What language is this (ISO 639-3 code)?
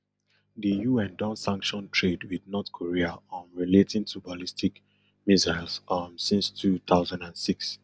pcm